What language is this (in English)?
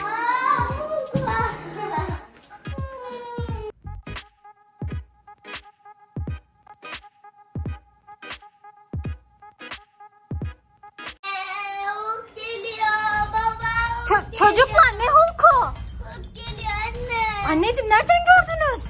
Turkish